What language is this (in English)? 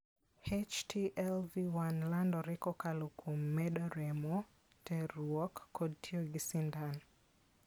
Luo (Kenya and Tanzania)